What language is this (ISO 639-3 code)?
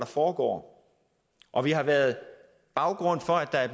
dan